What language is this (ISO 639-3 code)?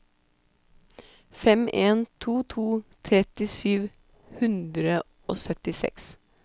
nor